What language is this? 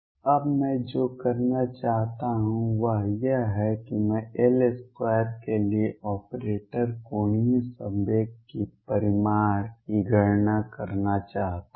Hindi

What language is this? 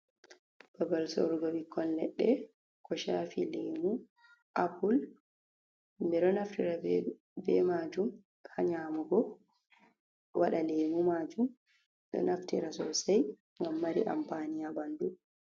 Fula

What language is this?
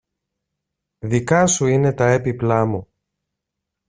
Greek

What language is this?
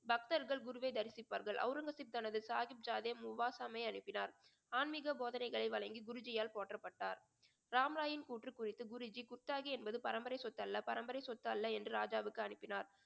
Tamil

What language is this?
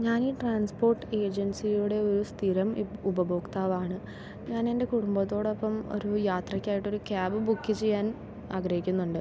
Malayalam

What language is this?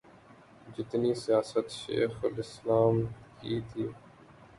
Urdu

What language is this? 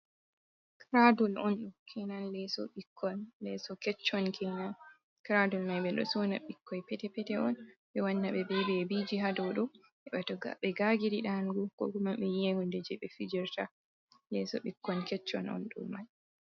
Fula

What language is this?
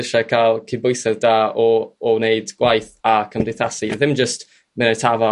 Welsh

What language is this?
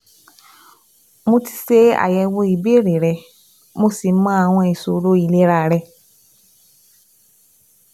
Yoruba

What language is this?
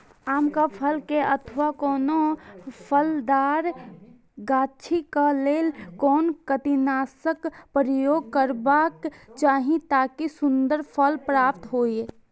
Maithili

